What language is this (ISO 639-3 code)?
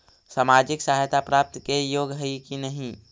mag